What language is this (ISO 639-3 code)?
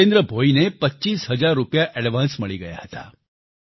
guj